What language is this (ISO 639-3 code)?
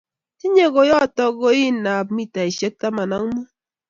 kln